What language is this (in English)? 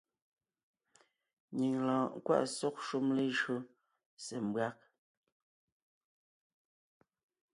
Ngiemboon